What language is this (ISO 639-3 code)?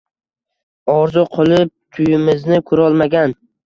uzb